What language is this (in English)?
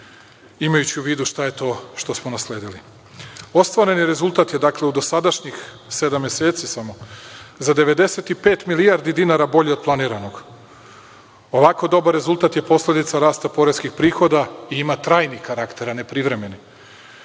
Serbian